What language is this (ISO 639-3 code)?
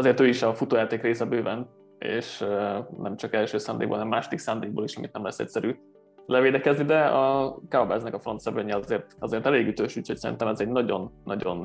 hun